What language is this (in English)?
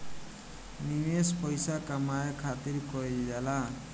Bhojpuri